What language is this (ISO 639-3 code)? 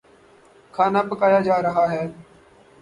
urd